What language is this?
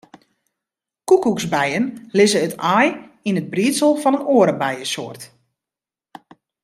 Western Frisian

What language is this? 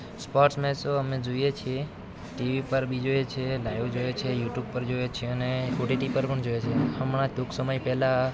Gujarati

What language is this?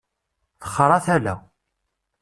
Kabyle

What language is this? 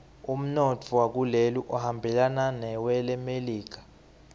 Swati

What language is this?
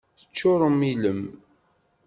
Kabyle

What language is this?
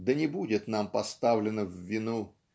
Russian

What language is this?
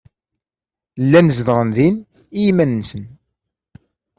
Kabyle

